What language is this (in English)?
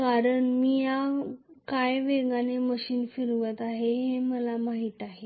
Marathi